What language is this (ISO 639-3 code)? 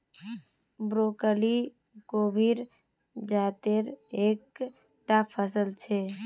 mag